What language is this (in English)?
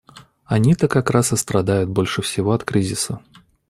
Russian